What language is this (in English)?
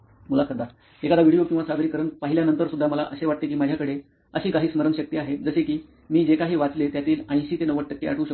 Marathi